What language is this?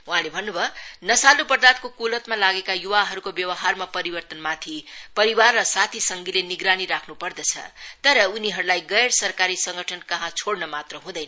Nepali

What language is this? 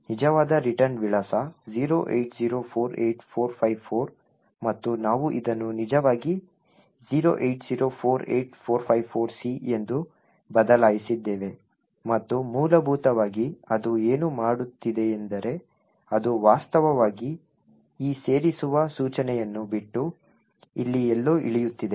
Kannada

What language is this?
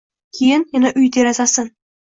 Uzbek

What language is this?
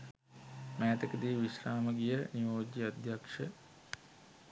Sinhala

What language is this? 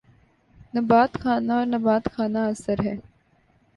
Urdu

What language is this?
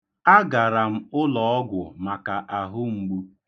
Igbo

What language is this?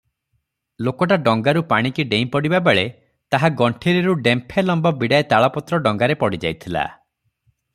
Odia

